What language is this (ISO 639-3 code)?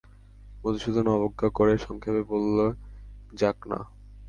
ben